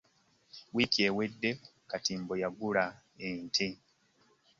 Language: Ganda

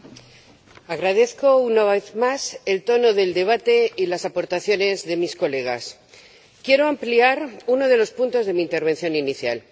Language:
Spanish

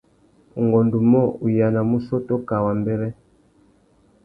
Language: Tuki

